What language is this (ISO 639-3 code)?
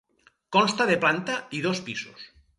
cat